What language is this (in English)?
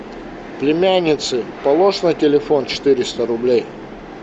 Russian